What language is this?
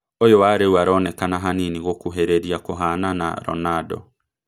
Kikuyu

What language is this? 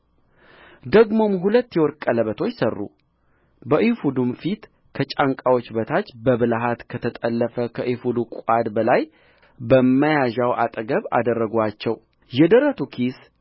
Amharic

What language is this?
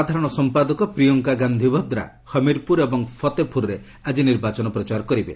Odia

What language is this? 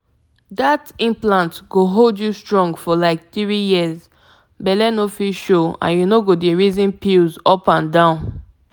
Nigerian Pidgin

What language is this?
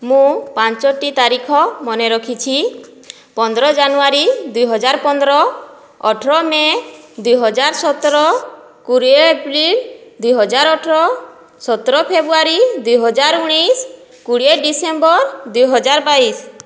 Odia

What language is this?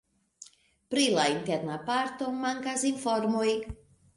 Esperanto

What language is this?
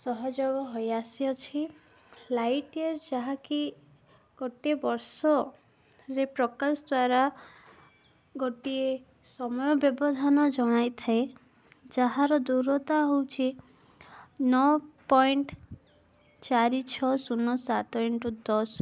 Odia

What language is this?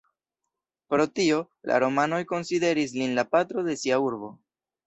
Esperanto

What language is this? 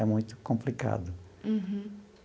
Portuguese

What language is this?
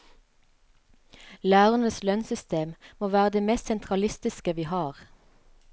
Norwegian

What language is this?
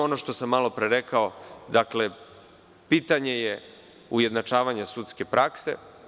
Serbian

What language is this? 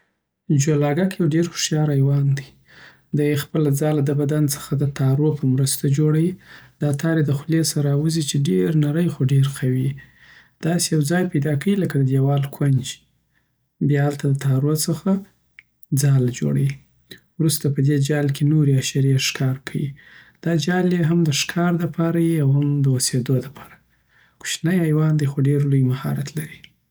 Southern Pashto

